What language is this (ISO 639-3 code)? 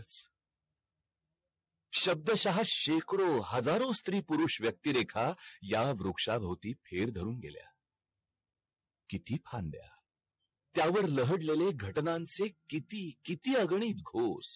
mar